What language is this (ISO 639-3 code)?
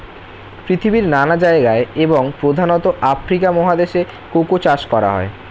ben